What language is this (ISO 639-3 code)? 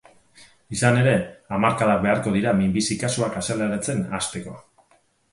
eus